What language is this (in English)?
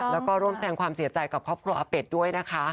Thai